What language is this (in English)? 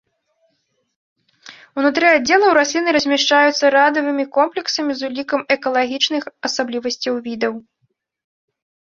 Belarusian